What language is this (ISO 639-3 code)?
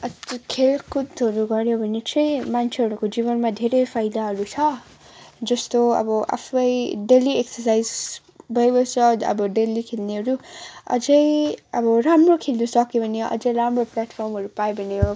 nep